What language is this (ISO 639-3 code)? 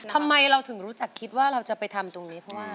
tha